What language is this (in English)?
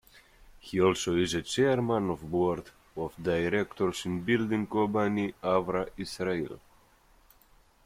English